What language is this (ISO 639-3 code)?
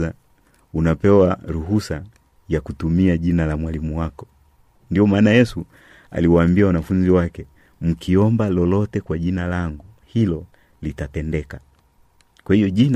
swa